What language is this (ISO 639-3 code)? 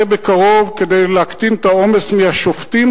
heb